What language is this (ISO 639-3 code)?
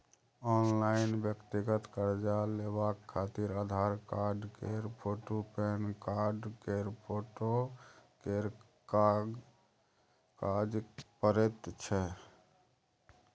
mai